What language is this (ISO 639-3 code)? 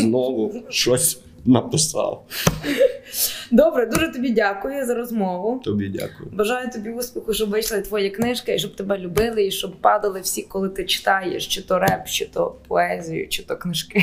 ukr